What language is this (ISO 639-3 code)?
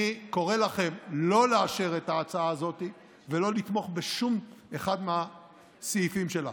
heb